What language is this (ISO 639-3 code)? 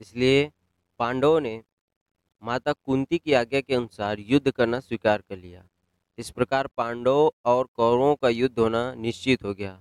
hin